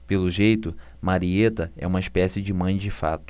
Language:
Portuguese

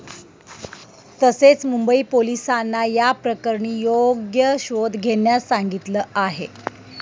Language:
Marathi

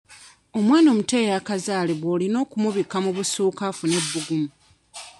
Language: Ganda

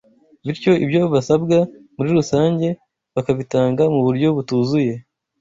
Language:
Kinyarwanda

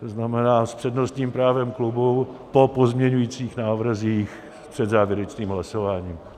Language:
Czech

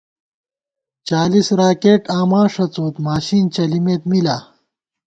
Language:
Gawar-Bati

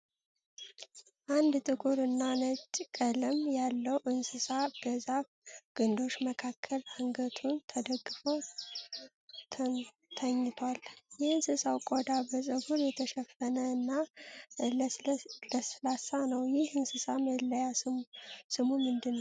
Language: Amharic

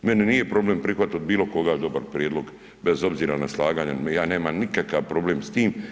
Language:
Croatian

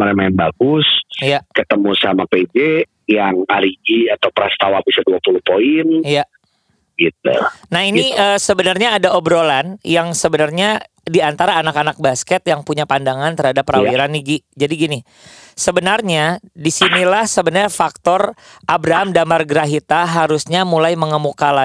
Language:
Indonesian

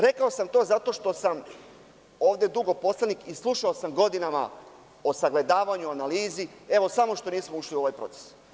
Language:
Serbian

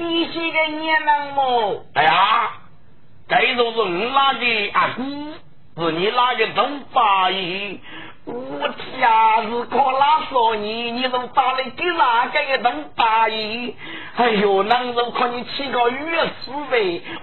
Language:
Chinese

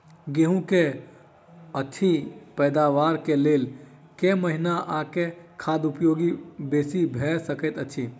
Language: Maithili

